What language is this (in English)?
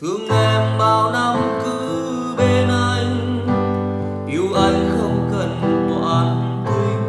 Vietnamese